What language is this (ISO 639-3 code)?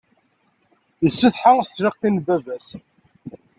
kab